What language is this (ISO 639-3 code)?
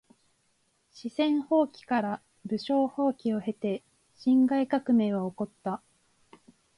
jpn